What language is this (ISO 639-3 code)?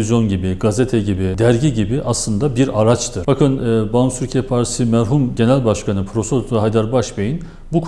tur